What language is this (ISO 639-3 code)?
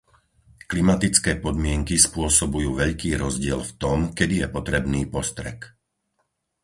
slk